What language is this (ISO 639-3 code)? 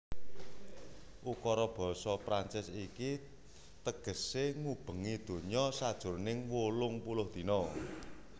jav